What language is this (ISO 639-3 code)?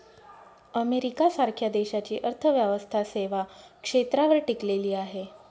mar